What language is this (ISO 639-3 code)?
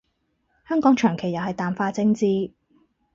yue